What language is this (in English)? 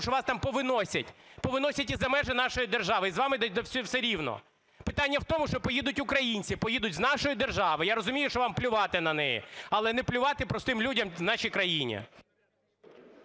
Ukrainian